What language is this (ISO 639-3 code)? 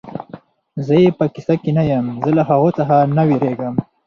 pus